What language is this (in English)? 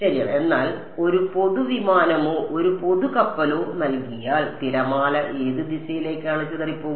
Malayalam